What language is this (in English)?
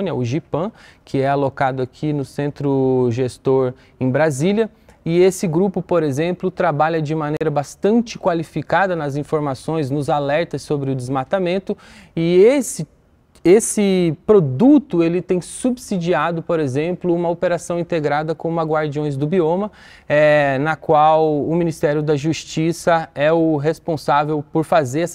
Portuguese